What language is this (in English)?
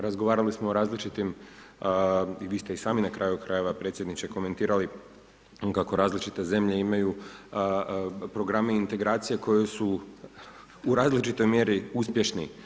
Croatian